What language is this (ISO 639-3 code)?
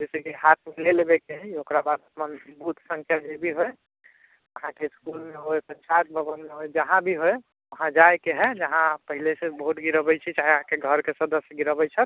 mai